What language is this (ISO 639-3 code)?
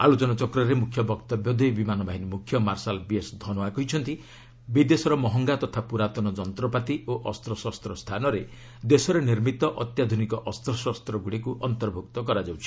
ori